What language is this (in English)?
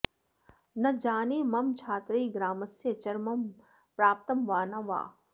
Sanskrit